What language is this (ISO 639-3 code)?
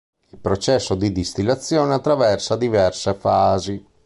ita